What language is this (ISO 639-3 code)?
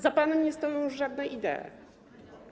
pol